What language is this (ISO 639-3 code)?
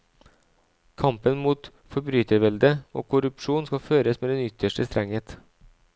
nor